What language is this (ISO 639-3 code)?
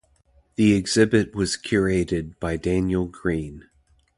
eng